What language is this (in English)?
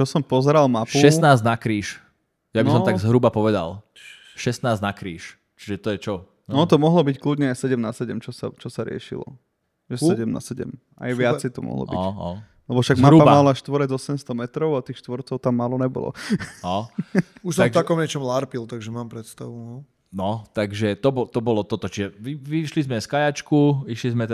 Slovak